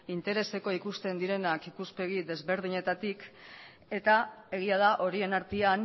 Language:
Basque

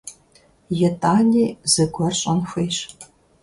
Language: Kabardian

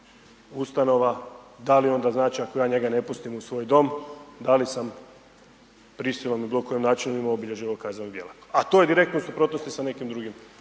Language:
Croatian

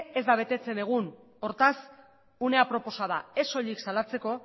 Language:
Basque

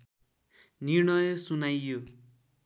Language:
Nepali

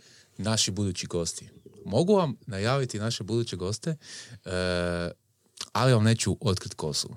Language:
Croatian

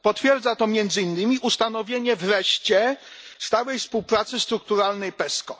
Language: Polish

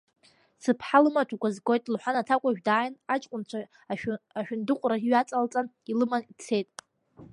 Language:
Abkhazian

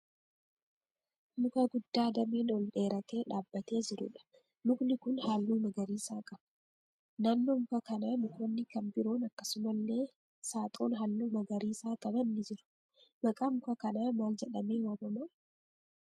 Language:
Oromo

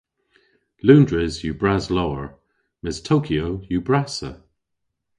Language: Cornish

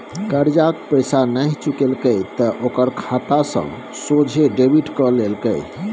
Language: Maithili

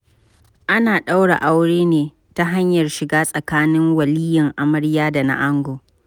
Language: Hausa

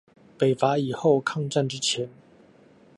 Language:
Chinese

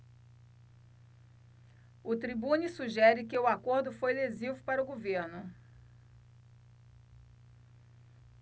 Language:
Portuguese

